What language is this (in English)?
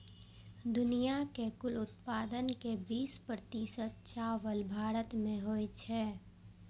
Maithili